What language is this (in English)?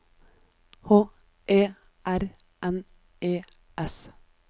Norwegian